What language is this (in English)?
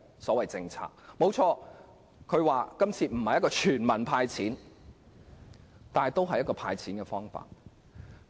Cantonese